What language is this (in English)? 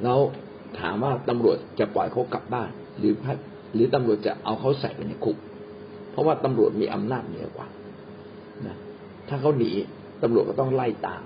Thai